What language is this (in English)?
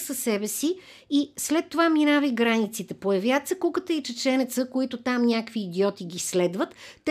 Bulgarian